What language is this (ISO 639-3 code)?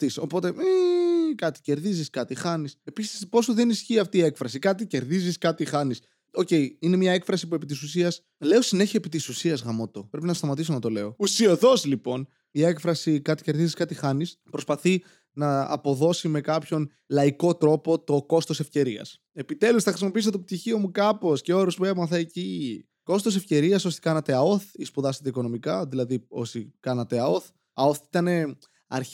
ell